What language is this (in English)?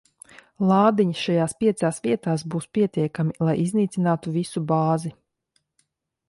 Latvian